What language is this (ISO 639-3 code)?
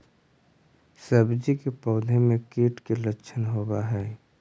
mag